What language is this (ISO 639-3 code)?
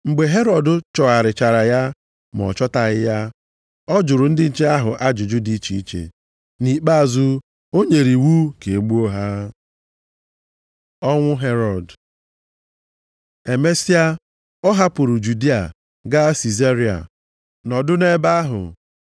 ibo